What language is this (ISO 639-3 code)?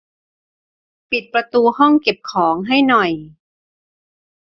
tha